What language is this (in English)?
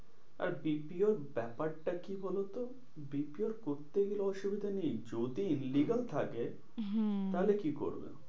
Bangla